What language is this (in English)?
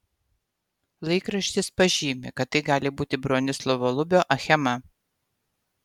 Lithuanian